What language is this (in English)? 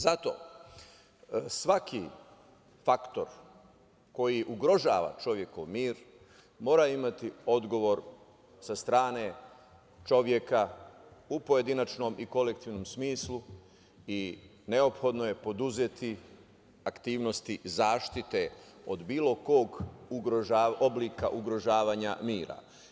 Serbian